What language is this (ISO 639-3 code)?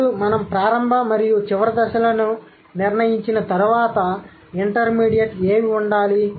tel